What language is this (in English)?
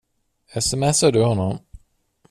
Swedish